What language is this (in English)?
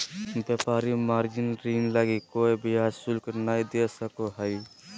Magahi